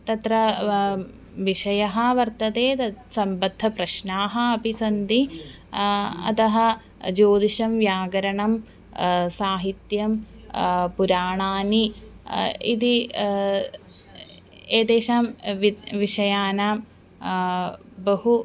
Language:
Sanskrit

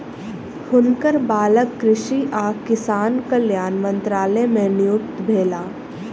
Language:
Maithili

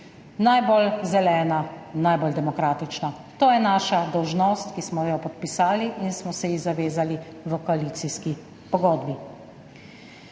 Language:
Slovenian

